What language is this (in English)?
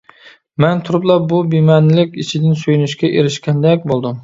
Uyghur